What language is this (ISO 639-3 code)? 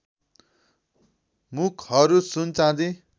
nep